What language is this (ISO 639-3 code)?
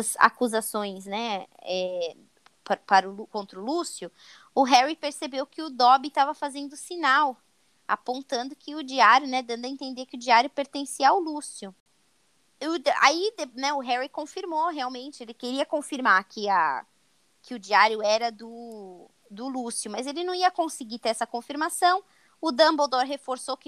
por